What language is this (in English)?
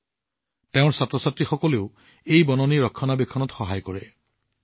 Assamese